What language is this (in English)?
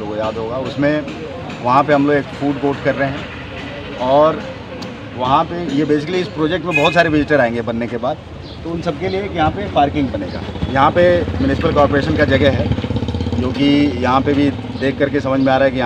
Hindi